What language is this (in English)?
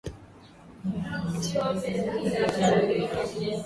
Swahili